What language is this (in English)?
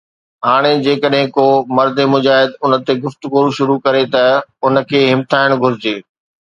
Sindhi